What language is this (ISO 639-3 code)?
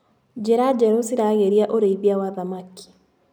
kik